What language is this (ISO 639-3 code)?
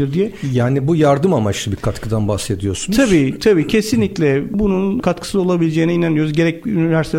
tur